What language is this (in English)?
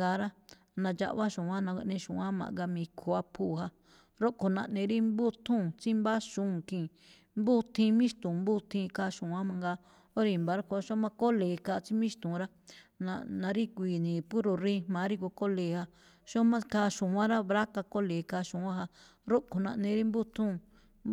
Malinaltepec Me'phaa